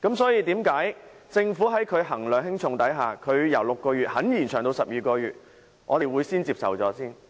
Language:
Cantonese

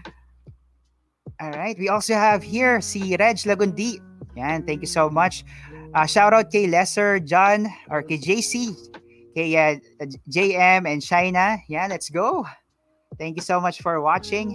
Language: Filipino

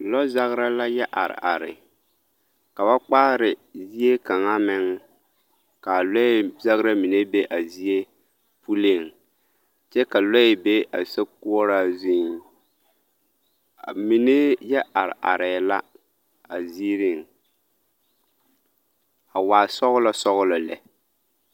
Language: Southern Dagaare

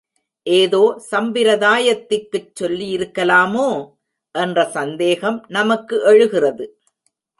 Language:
Tamil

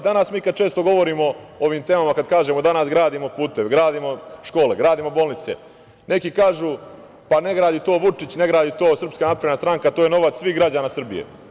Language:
Serbian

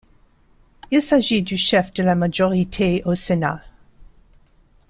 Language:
French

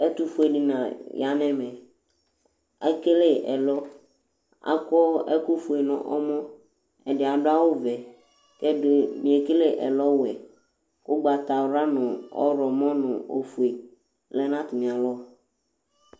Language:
Ikposo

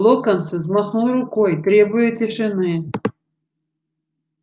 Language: Russian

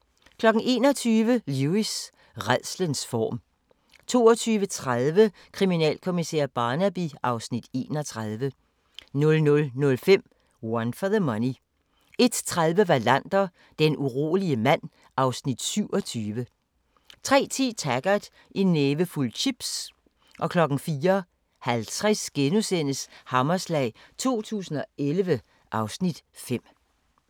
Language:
Danish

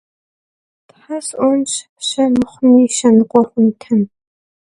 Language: Kabardian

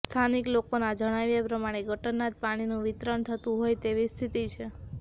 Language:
Gujarati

